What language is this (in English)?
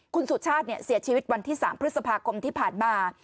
Thai